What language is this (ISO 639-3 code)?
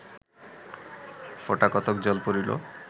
ben